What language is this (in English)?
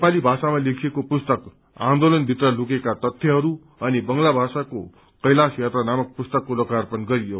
Nepali